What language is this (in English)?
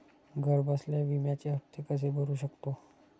Marathi